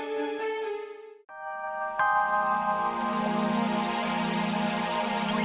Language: Indonesian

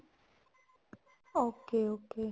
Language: Punjabi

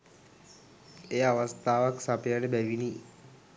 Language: Sinhala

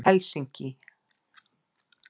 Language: Icelandic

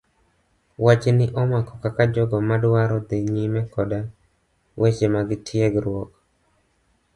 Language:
Luo (Kenya and Tanzania)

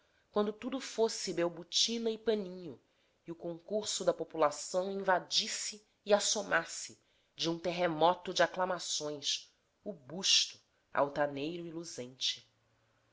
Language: Portuguese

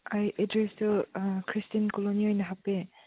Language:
Manipuri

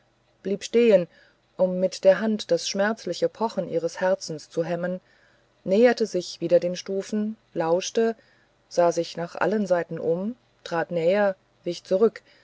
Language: German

